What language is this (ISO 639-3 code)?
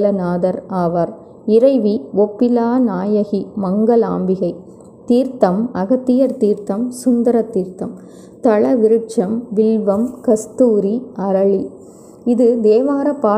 hin